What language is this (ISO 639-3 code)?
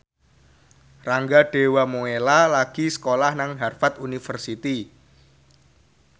jav